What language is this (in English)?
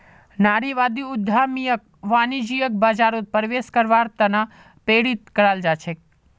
Magahi